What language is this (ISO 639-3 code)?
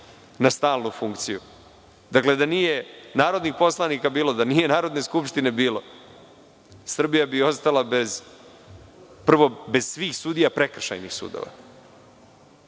srp